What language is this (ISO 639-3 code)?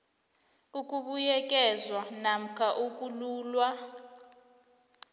nbl